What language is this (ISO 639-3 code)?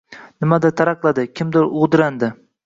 uzb